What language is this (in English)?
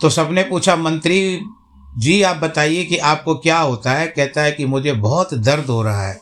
Hindi